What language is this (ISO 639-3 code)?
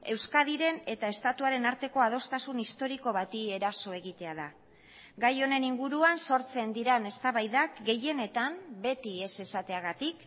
eus